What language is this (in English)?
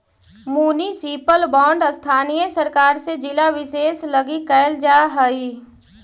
Magahi